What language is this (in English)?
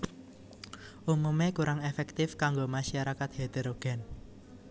Javanese